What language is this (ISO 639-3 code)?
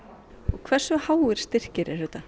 isl